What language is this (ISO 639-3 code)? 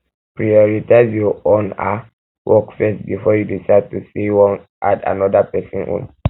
pcm